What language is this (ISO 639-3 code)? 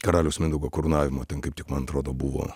lit